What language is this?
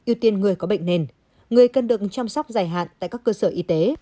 Vietnamese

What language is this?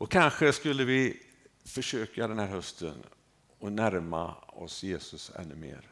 Swedish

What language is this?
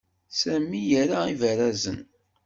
Kabyle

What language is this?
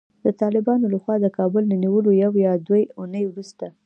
Pashto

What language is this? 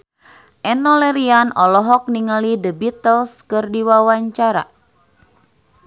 Sundanese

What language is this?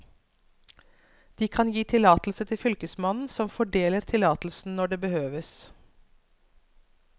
Norwegian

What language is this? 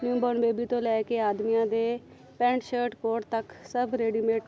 Punjabi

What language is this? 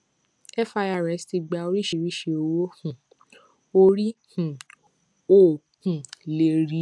Yoruba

